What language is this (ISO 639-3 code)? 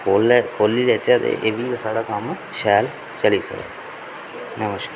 doi